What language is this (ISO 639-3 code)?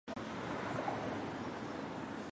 zho